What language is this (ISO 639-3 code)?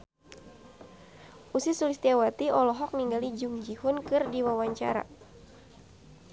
sun